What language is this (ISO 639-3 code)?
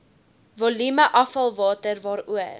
afr